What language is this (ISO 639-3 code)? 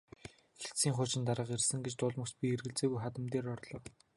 mon